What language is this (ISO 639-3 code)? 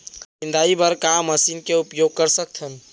hne